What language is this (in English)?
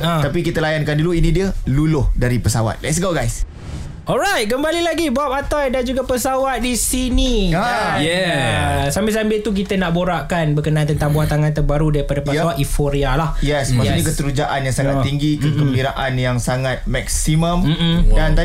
Malay